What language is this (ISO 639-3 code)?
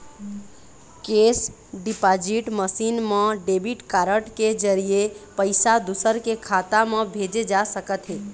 hne